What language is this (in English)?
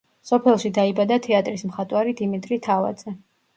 Georgian